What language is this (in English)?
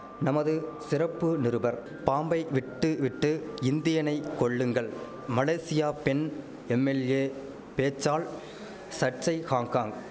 Tamil